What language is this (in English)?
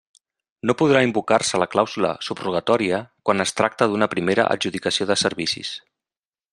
Catalan